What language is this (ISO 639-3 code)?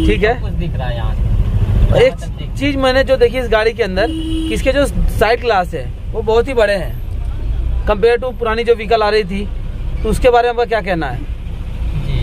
hin